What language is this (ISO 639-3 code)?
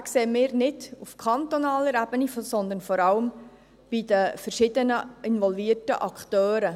gsw